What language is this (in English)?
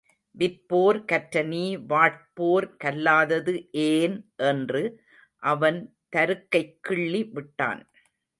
Tamil